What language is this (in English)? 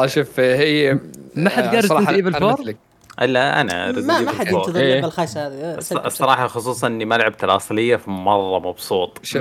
Arabic